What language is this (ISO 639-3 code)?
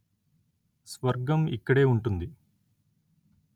tel